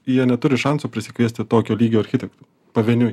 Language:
Lithuanian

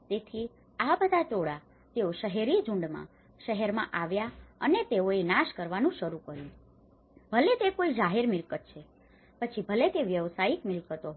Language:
Gujarati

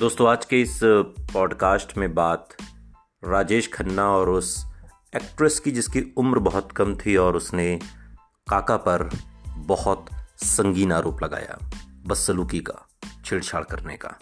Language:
Hindi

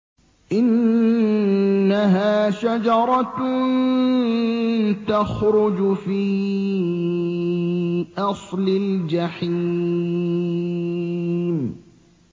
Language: Arabic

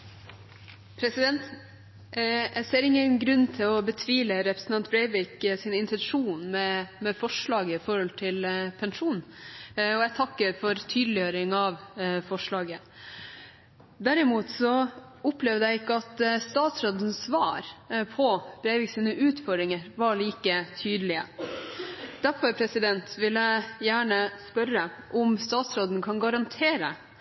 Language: Norwegian Bokmål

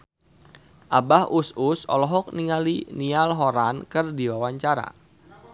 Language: Sundanese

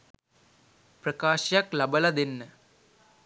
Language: Sinhala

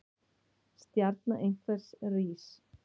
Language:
Icelandic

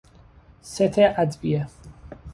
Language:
Persian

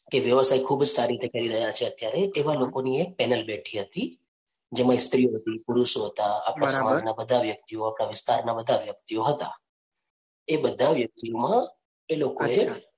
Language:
Gujarati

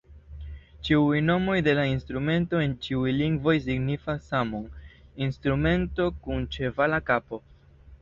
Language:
Esperanto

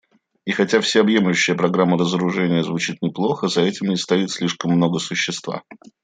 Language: Russian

